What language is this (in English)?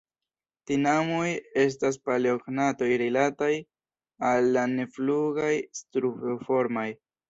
Esperanto